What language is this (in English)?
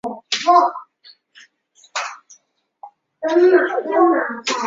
Chinese